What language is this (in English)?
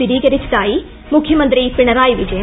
Malayalam